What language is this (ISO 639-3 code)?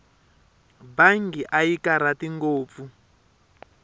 tso